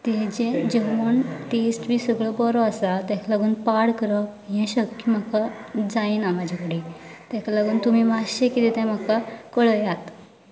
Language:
Konkani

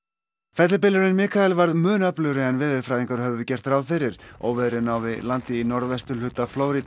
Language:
Icelandic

